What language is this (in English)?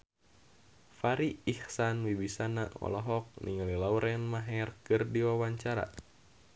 Sundanese